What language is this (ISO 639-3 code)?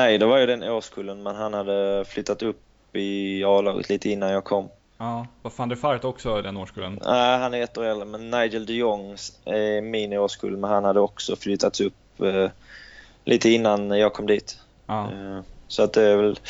swe